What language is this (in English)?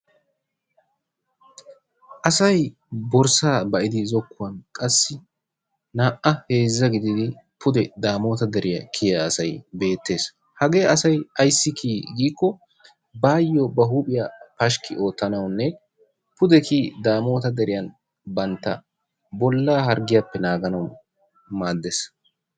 Wolaytta